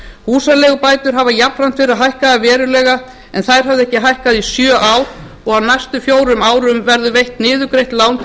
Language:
Icelandic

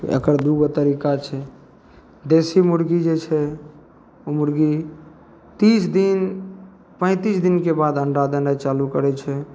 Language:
Maithili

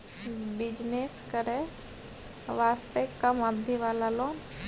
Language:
Maithili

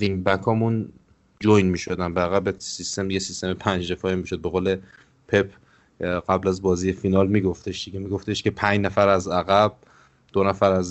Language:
Persian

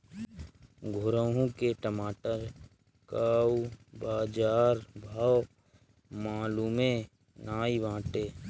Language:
Bhojpuri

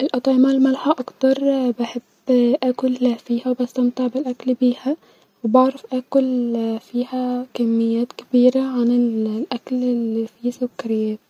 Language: Egyptian Arabic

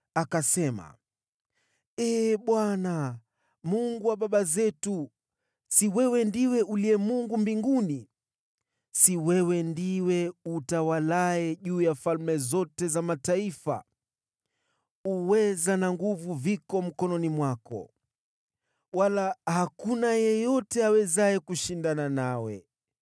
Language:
Swahili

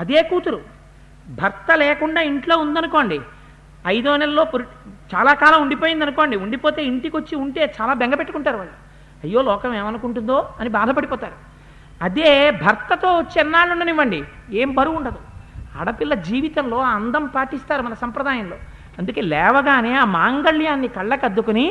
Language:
Telugu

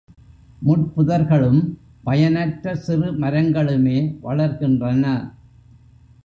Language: Tamil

